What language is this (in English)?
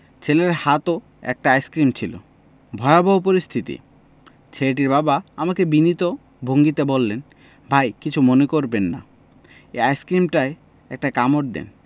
Bangla